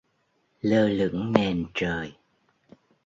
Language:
Vietnamese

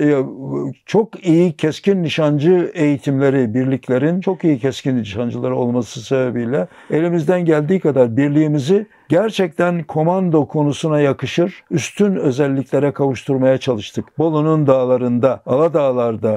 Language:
Turkish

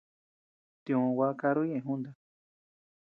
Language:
Tepeuxila Cuicatec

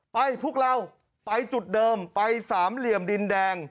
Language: Thai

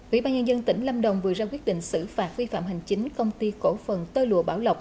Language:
Vietnamese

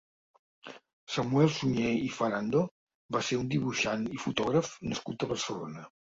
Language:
Catalan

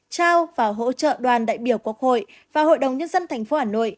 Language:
Vietnamese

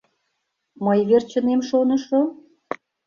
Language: Mari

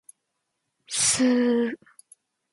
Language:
Japanese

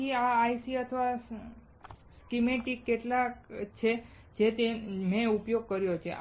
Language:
Gujarati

